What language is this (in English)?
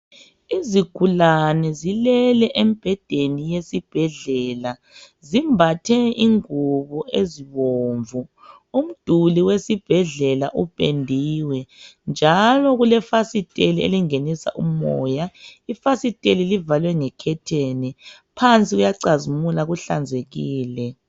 North Ndebele